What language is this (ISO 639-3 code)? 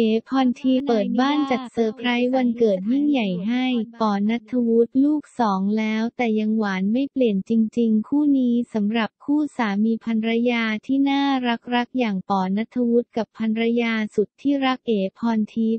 tha